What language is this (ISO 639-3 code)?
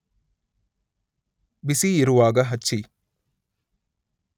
kan